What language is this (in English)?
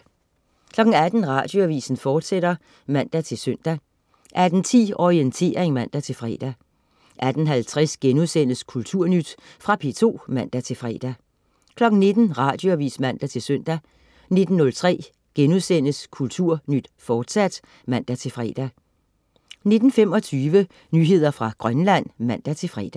Danish